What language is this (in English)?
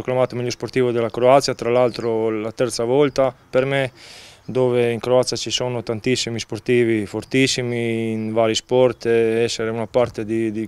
Italian